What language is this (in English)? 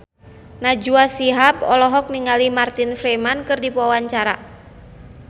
Sundanese